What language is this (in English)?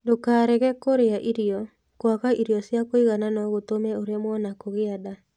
Kikuyu